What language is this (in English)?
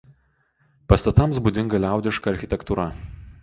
Lithuanian